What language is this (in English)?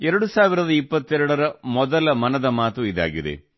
Kannada